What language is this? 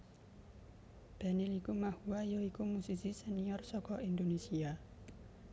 Javanese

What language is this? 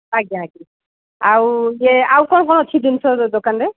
Odia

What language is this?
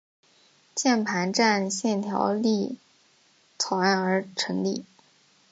Chinese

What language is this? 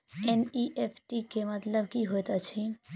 Maithili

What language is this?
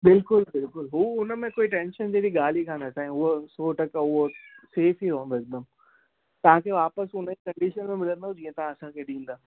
Sindhi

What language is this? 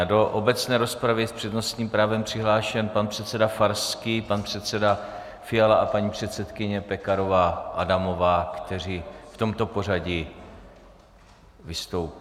Czech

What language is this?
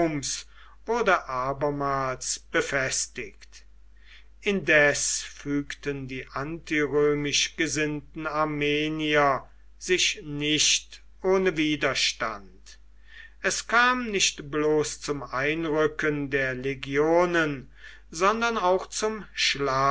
German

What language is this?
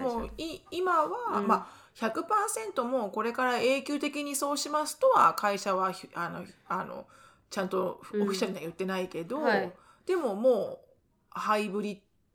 Japanese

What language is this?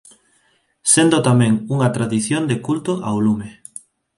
Galician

